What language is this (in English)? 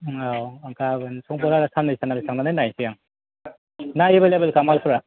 Bodo